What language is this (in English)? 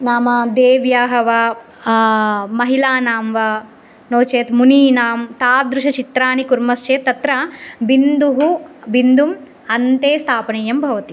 Sanskrit